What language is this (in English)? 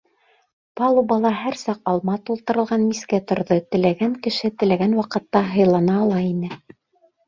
Bashkir